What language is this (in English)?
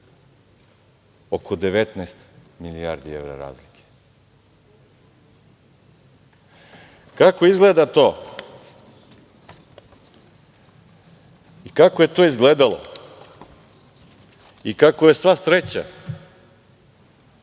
Serbian